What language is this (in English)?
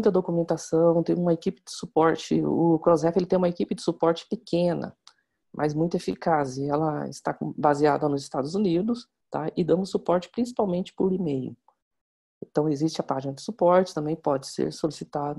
Portuguese